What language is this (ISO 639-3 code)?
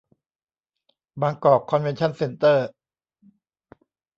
tha